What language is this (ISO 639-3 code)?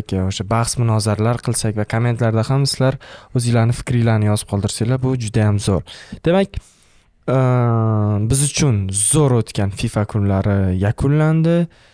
tur